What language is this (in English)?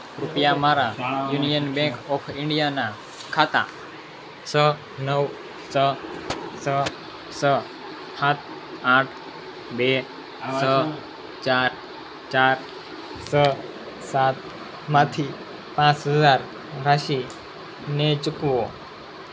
Gujarati